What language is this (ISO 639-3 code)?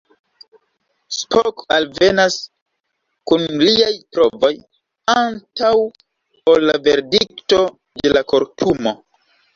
epo